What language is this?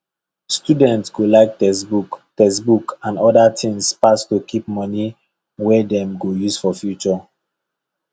Nigerian Pidgin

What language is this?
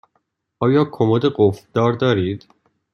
Persian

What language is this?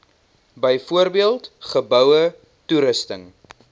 Afrikaans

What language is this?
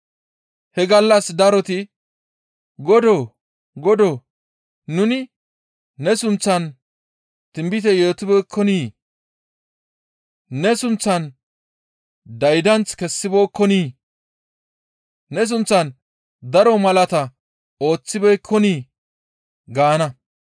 Gamo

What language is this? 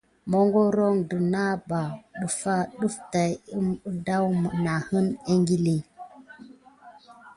Gidar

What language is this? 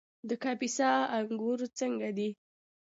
Pashto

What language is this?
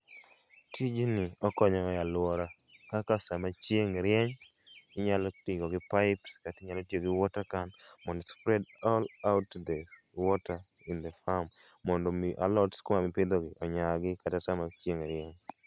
Luo (Kenya and Tanzania)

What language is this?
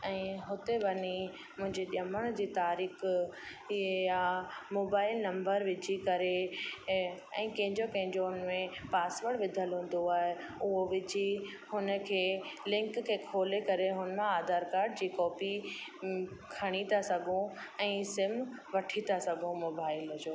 Sindhi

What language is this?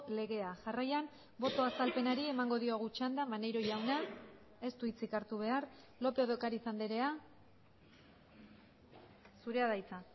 Basque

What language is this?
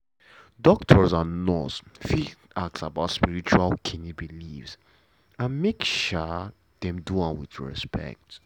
Nigerian Pidgin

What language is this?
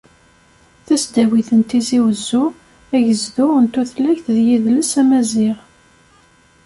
Kabyle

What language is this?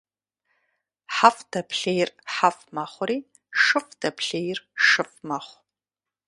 Kabardian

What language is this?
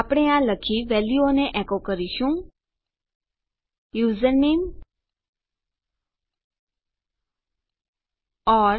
Gujarati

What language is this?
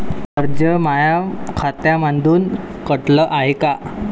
Marathi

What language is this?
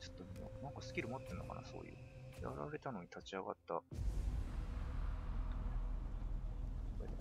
Japanese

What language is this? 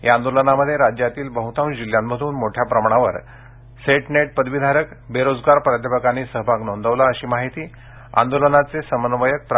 Marathi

